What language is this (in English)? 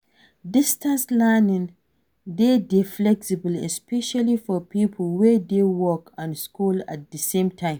Nigerian Pidgin